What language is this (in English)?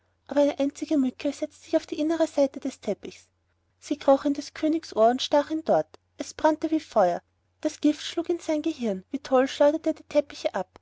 German